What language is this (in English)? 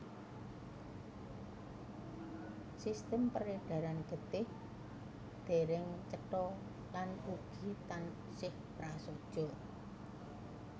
Javanese